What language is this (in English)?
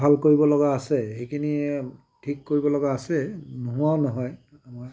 Assamese